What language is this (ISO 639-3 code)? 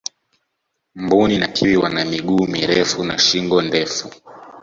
swa